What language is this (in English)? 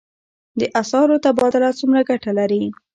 Pashto